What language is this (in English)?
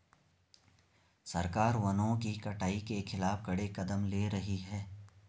Hindi